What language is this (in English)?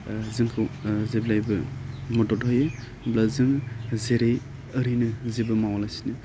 Bodo